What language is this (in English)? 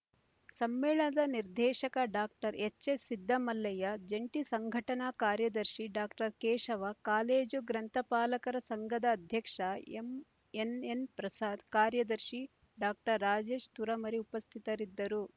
Kannada